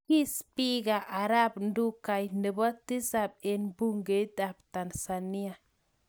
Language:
Kalenjin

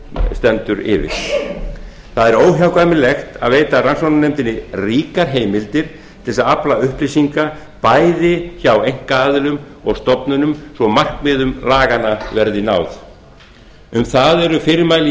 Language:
Icelandic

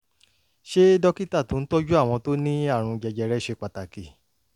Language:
Yoruba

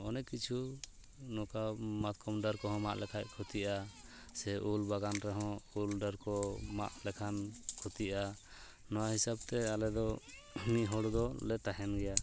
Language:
Santali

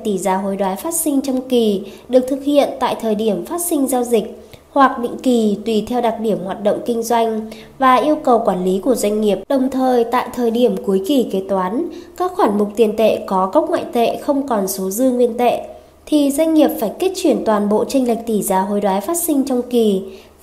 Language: Vietnamese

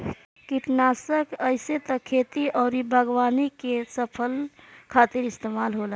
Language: Bhojpuri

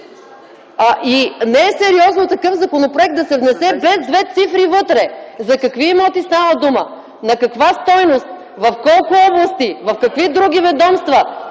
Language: Bulgarian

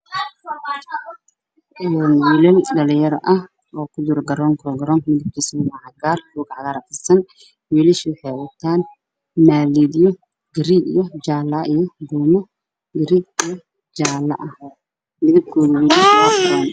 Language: Somali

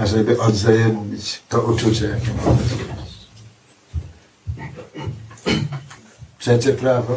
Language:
Polish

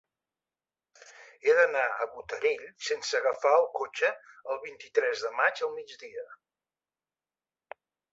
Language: Catalan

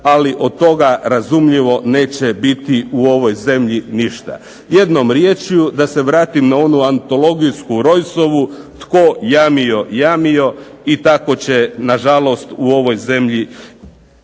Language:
Croatian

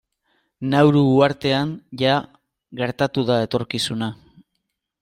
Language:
Basque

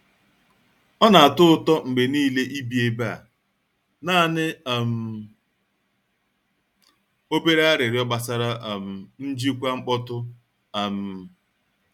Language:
Igbo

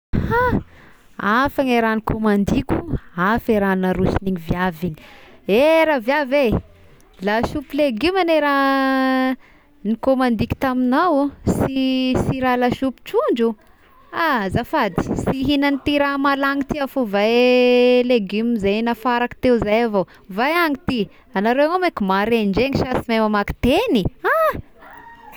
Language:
Tesaka Malagasy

